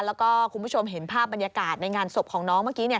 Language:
Thai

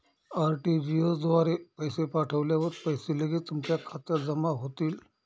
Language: Marathi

